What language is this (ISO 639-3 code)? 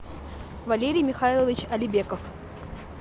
rus